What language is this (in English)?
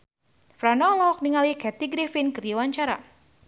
Sundanese